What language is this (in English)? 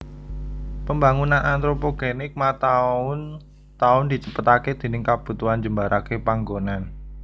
Javanese